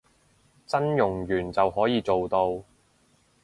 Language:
Cantonese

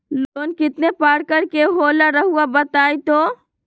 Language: Magahi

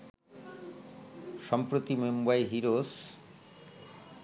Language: Bangla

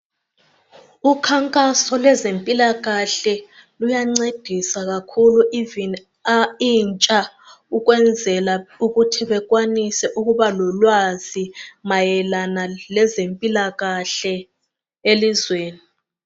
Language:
North Ndebele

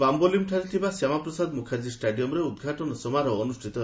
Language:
Odia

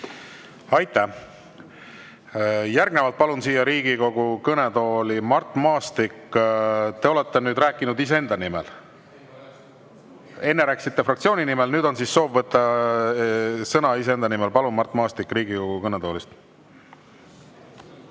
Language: Estonian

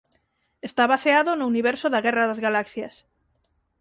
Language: Galician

